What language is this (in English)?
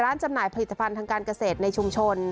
Thai